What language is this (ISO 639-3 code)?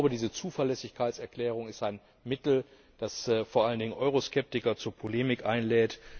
deu